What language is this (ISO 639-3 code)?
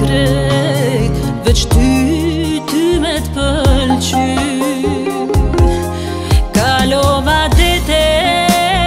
ron